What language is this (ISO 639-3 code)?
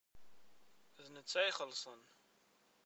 kab